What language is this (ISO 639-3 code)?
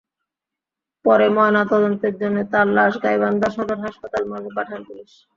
ben